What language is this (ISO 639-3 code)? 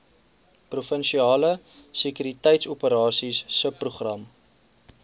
afr